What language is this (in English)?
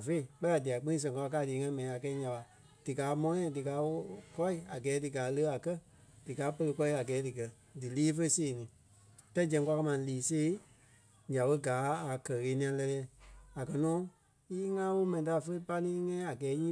Kpelle